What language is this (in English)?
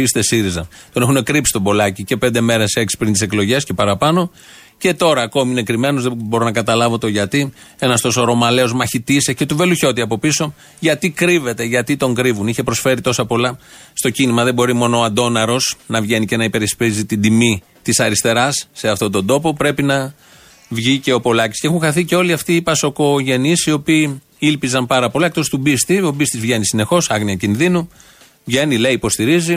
Greek